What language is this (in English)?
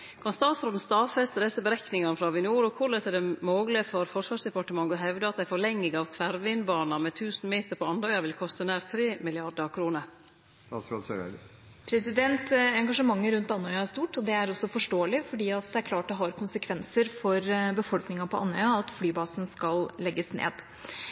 Norwegian